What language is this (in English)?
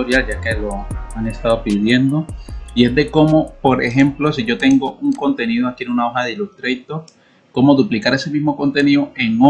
Spanish